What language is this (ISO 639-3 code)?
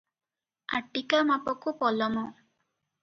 ori